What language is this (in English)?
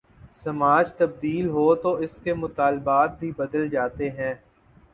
Urdu